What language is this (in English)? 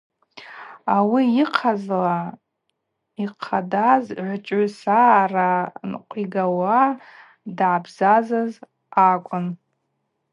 Abaza